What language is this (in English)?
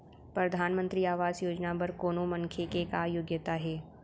Chhattisgarhi